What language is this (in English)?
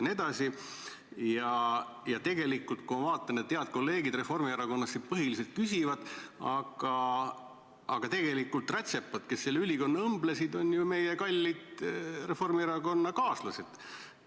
Estonian